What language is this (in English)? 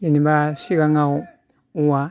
Bodo